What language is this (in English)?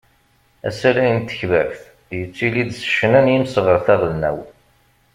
Kabyle